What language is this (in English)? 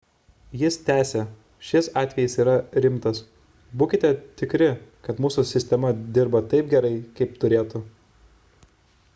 Lithuanian